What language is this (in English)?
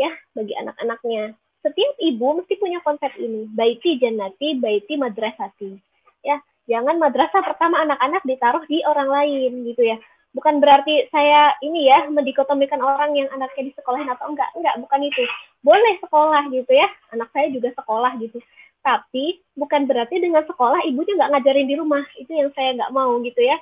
Indonesian